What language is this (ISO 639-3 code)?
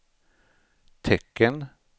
swe